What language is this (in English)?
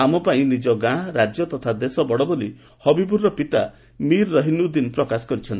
Odia